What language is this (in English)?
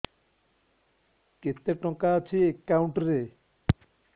Odia